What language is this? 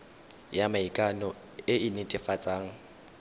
Tswana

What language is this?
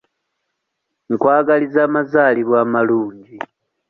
Ganda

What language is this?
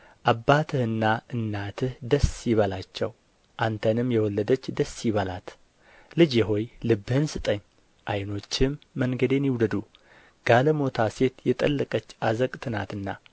Amharic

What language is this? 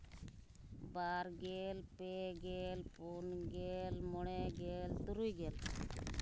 Santali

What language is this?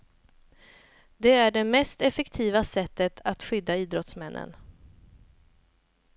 Swedish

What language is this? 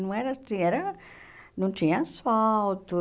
Portuguese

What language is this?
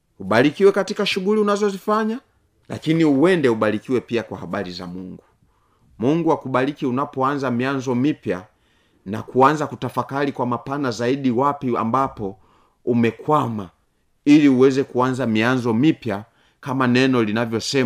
Swahili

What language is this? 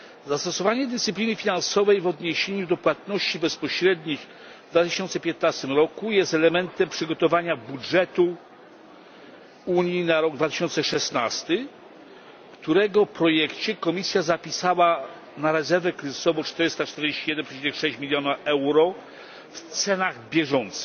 Polish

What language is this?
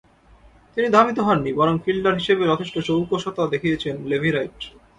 Bangla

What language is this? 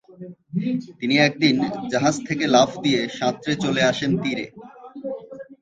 Bangla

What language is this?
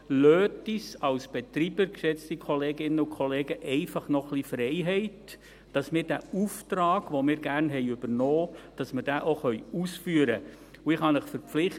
Swiss German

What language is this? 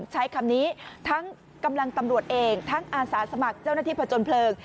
Thai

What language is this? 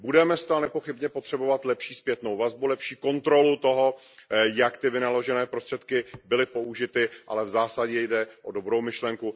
Czech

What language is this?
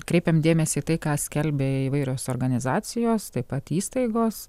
Lithuanian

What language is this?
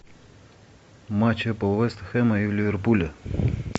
Russian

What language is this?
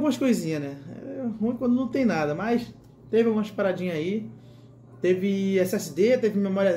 Portuguese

